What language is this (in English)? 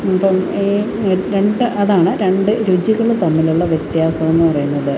Malayalam